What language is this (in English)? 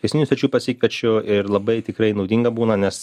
Lithuanian